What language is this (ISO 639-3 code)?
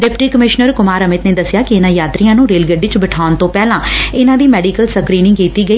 pan